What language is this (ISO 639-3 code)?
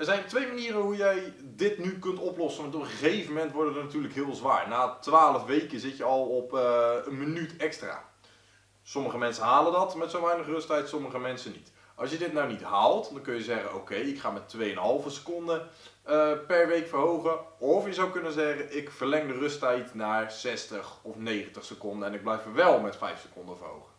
nld